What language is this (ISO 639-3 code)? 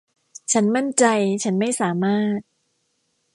tha